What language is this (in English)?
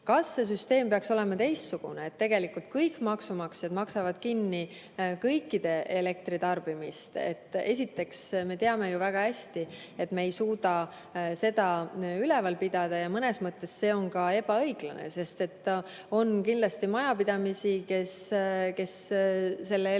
Estonian